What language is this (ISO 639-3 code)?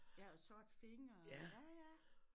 dan